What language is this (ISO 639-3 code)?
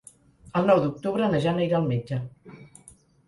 cat